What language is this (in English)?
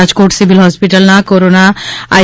Gujarati